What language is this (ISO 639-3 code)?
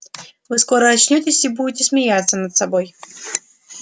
rus